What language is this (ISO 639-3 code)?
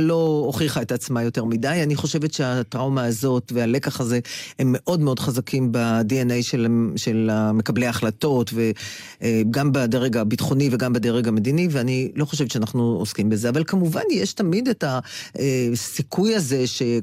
heb